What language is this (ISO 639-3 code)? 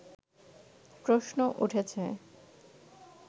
ben